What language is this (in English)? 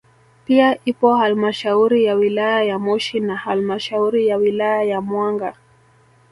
Swahili